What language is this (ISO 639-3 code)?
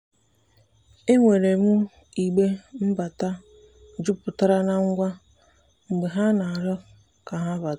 ibo